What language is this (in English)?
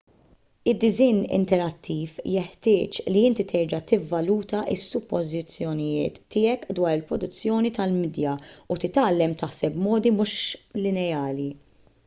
Maltese